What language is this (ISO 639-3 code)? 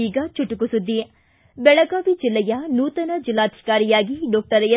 kan